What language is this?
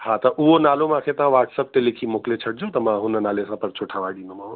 Sindhi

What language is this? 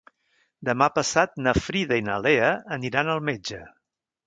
Catalan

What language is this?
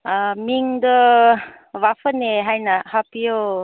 Manipuri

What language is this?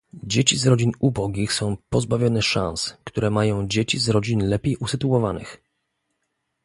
Polish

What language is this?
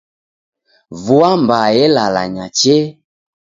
Taita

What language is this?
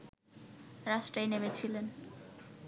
Bangla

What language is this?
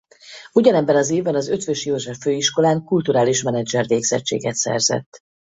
Hungarian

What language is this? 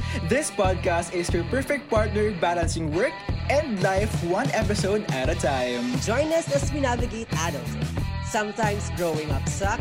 Filipino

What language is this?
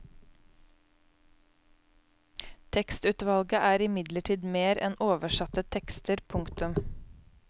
Norwegian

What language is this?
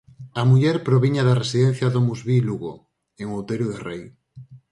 Galician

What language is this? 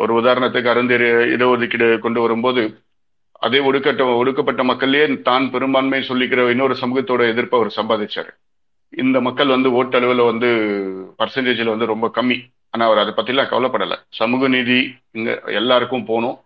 Tamil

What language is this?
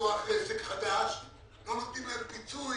Hebrew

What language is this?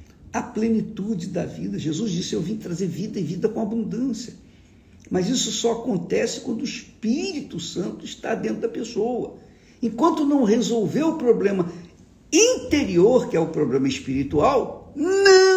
Portuguese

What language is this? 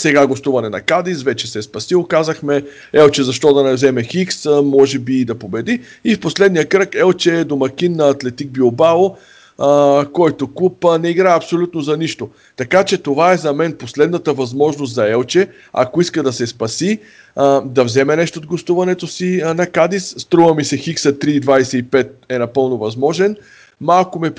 Bulgarian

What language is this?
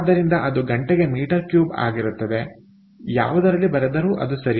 Kannada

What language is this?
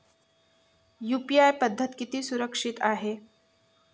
Marathi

